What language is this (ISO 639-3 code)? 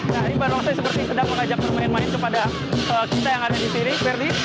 ind